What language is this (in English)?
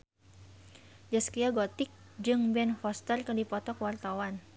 Sundanese